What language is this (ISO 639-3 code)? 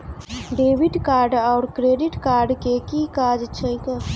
mai